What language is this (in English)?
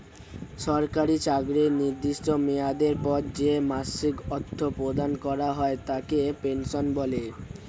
Bangla